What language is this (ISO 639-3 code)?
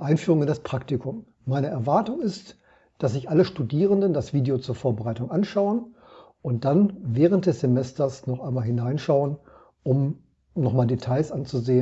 deu